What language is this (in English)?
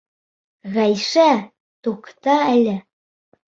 Bashkir